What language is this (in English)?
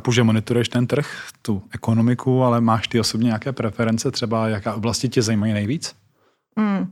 Czech